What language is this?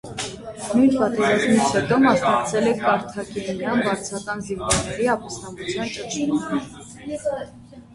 Armenian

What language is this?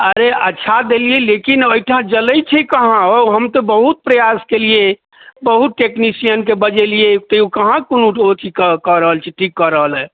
Maithili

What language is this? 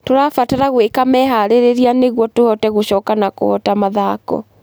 Kikuyu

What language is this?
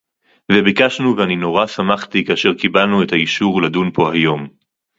Hebrew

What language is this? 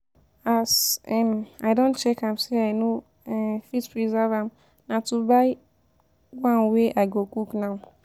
Nigerian Pidgin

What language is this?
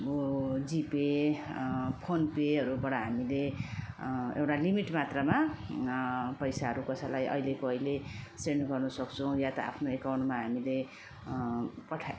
Nepali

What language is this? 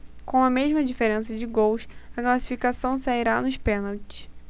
Portuguese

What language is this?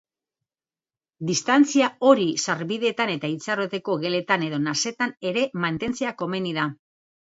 Basque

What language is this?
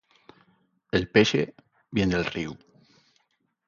Asturian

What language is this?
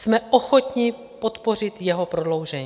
Czech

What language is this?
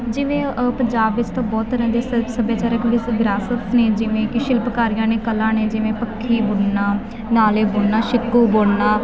Punjabi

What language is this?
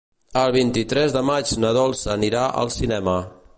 Catalan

